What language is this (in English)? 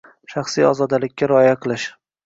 Uzbek